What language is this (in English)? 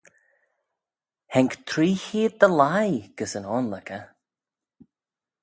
Manx